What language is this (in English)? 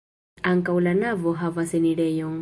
Esperanto